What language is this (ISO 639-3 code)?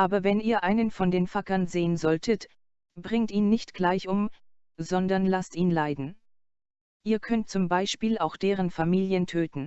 deu